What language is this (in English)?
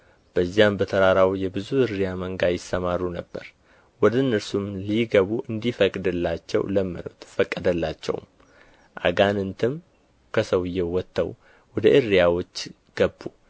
Amharic